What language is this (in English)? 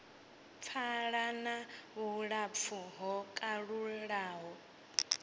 Venda